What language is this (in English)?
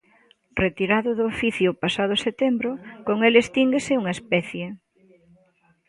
Galician